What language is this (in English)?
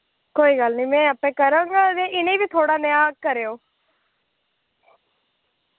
Dogri